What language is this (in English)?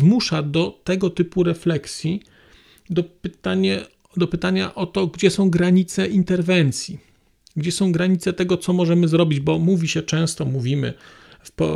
Polish